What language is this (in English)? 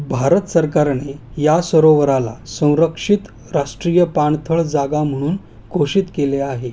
Marathi